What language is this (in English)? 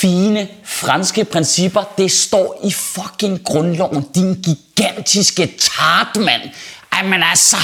Danish